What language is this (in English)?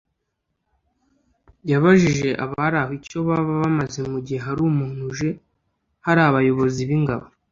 Kinyarwanda